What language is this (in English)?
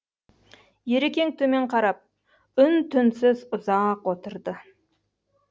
Kazakh